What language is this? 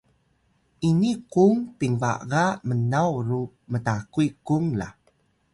Atayal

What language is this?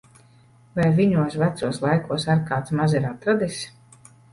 Latvian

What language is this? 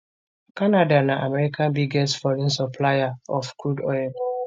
Nigerian Pidgin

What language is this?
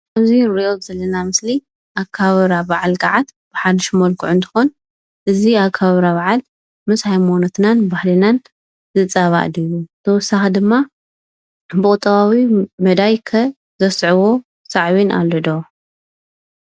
Tigrinya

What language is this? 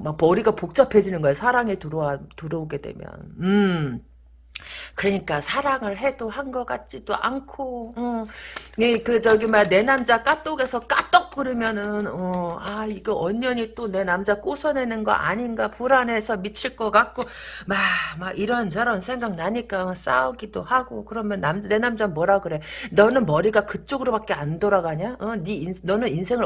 Korean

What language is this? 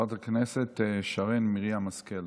Hebrew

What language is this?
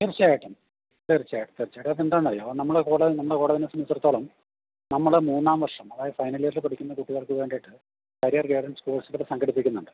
Malayalam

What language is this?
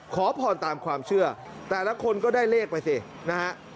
Thai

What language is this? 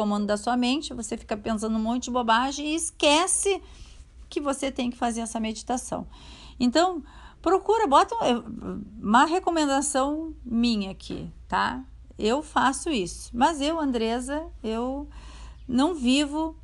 Portuguese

